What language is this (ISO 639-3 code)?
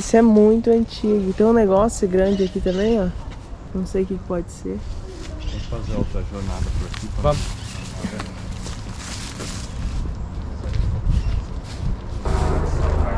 por